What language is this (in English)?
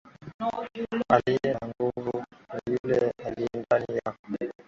Swahili